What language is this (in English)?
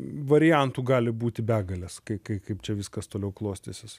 Lithuanian